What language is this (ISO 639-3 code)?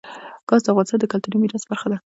pus